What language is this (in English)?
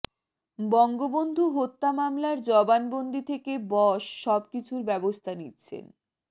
Bangla